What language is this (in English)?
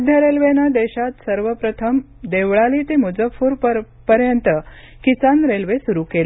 Marathi